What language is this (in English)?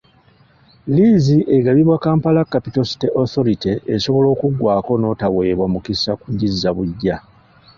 Ganda